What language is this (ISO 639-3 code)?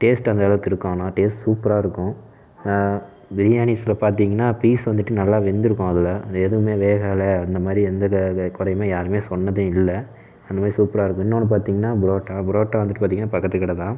tam